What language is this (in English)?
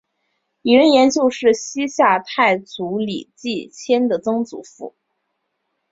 Chinese